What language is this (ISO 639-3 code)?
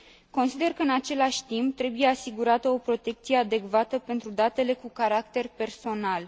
ron